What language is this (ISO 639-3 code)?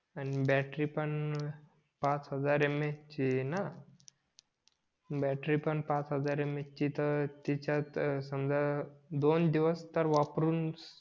mar